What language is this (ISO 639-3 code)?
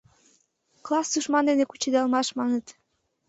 chm